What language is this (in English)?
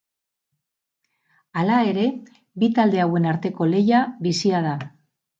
Basque